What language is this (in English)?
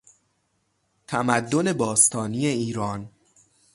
Persian